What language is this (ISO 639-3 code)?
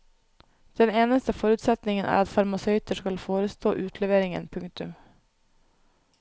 nor